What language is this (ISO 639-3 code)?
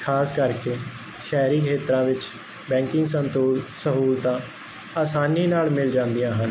pan